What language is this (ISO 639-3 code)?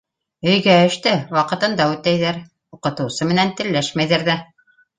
bak